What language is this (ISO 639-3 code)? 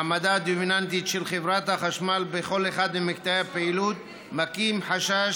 heb